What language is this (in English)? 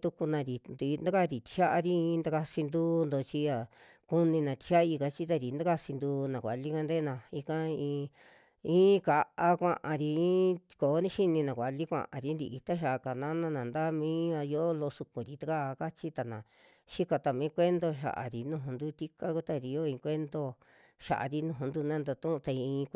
Western Juxtlahuaca Mixtec